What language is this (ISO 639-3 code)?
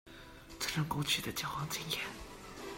zho